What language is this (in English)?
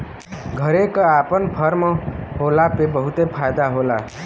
Bhojpuri